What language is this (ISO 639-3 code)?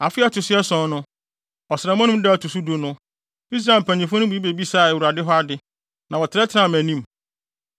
aka